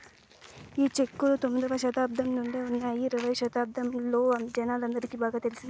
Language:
Telugu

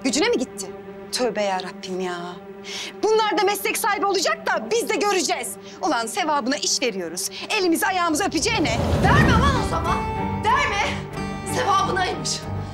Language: Turkish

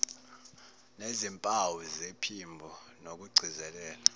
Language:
Zulu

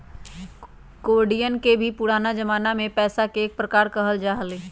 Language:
Magahi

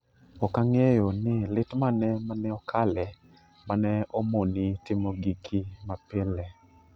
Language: Luo (Kenya and Tanzania)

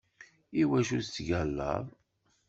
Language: Kabyle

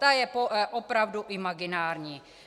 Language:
Czech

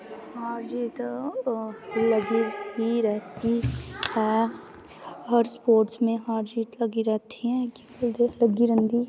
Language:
Dogri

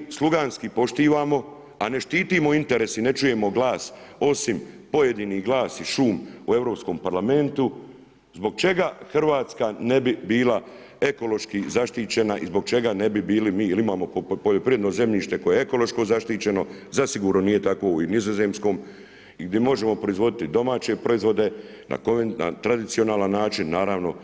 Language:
Croatian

